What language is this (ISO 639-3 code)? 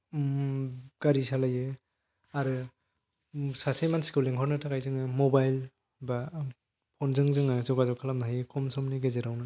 brx